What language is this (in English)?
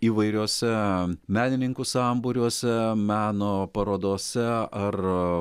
Lithuanian